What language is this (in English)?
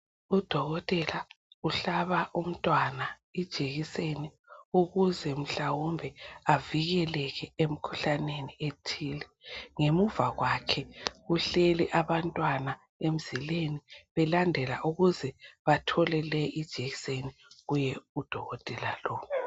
North Ndebele